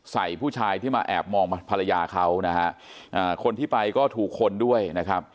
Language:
Thai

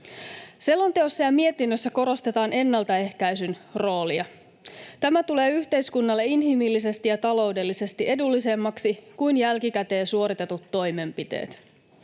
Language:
Finnish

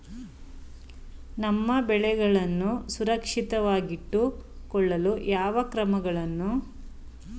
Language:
Kannada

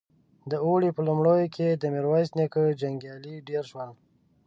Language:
Pashto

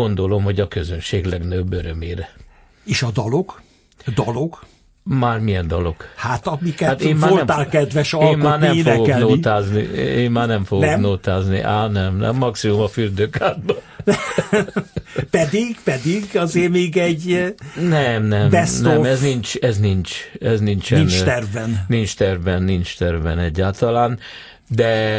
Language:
Hungarian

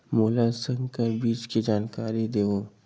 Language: Chhattisgarhi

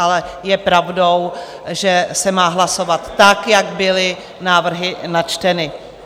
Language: Czech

